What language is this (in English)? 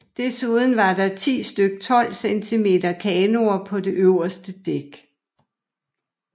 Danish